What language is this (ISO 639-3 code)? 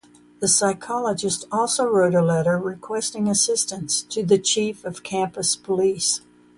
eng